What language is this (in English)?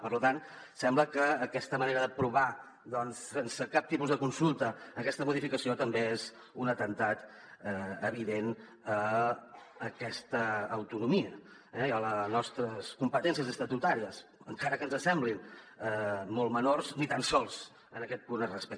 Catalan